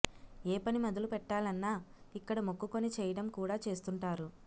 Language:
Telugu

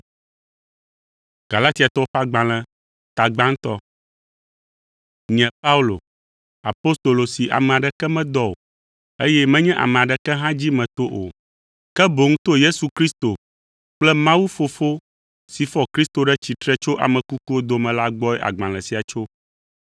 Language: Ewe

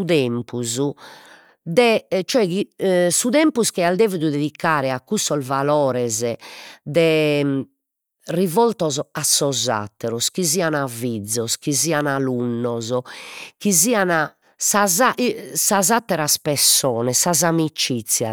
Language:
Sardinian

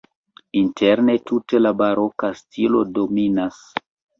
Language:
Esperanto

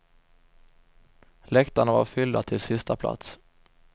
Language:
Swedish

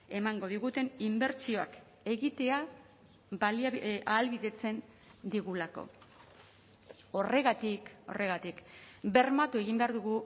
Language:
Basque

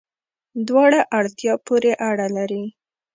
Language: Pashto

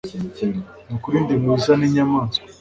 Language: Kinyarwanda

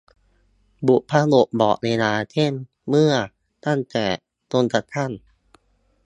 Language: Thai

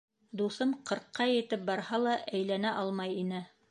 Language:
Bashkir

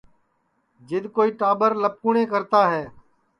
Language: Sansi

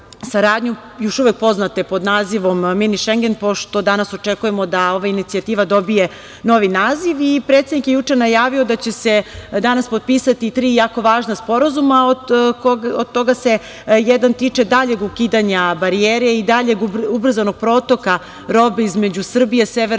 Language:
Serbian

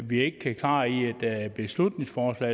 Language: Danish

